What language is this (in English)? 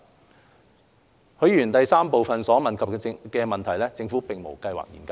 Cantonese